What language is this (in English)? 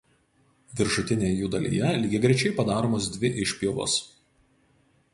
Lithuanian